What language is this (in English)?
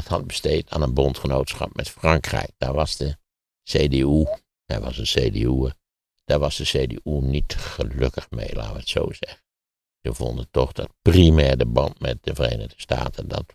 Dutch